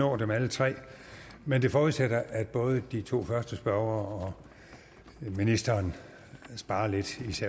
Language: Danish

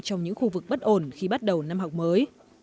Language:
Vietnamese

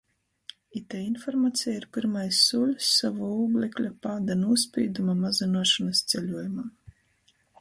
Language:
Latgalian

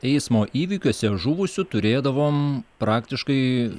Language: Lithuanian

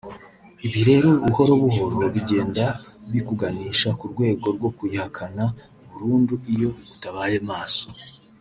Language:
Kinyarwanda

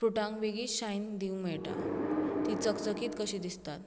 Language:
Konkani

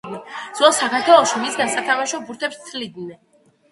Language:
Georgian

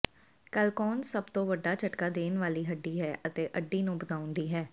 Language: Punjabi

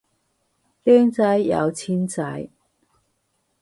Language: Cantonese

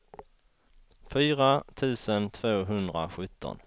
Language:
Swedish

